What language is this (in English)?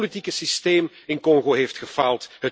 Dutch